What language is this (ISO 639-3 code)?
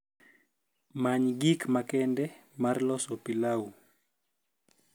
luo